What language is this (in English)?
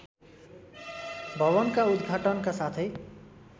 Nepali